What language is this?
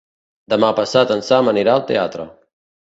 Catalan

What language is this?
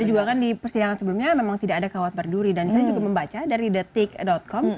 Indonesian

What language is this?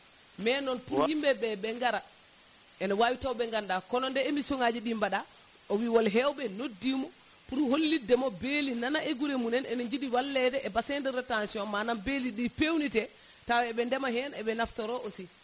Fula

